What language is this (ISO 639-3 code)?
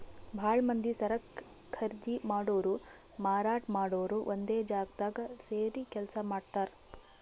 kan